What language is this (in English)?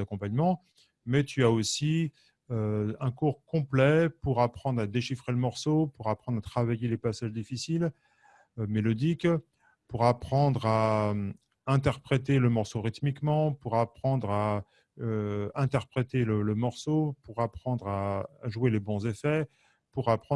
French